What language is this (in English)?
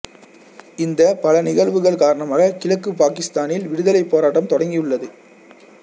Tamil